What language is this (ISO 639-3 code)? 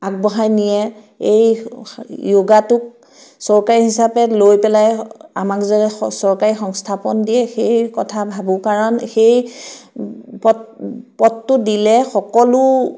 asm